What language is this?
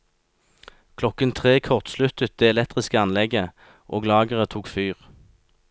Norwegian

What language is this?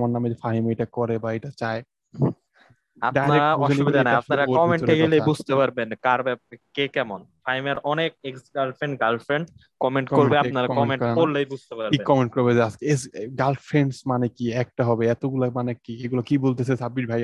Bangla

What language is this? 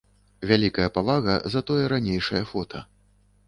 Belarusian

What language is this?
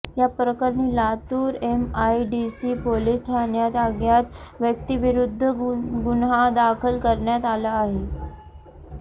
Marathi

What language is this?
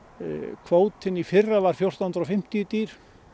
Icelandic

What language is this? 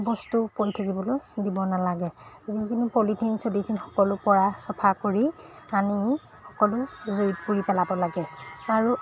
Assamese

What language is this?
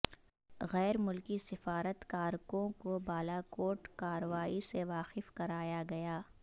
Urdu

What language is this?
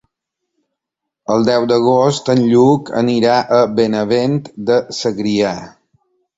Catalan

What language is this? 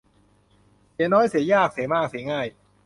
Thai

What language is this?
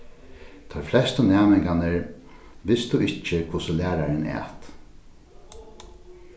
Faroese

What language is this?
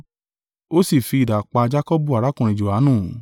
Yoruba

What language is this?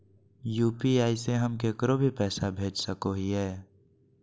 Magahi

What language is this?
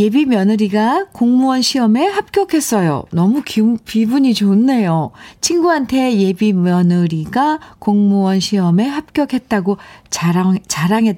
Korean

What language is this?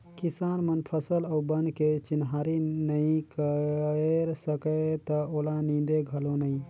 Chhattisgarhi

